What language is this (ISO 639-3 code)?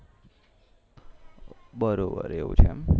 guj